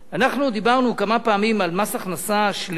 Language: Hebrew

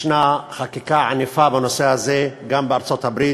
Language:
Hebrew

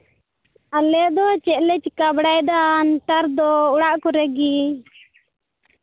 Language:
Santali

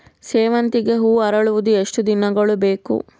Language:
Kannada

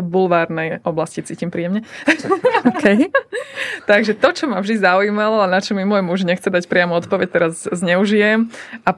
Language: Slovak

